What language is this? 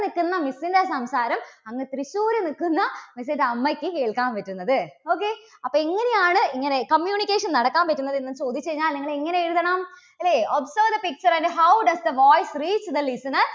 Malayalam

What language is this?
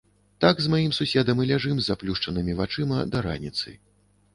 Belarusian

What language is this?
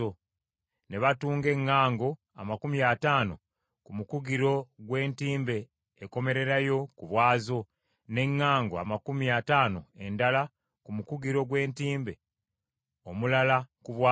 Ganda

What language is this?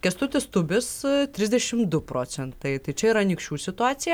Lithuanian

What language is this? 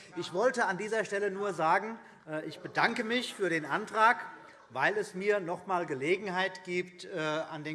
German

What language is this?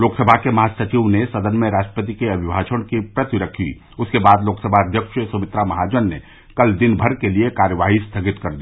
Hindi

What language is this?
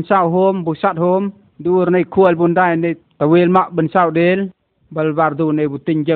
Vietnamese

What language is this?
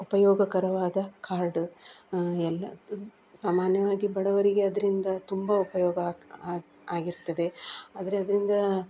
Kannada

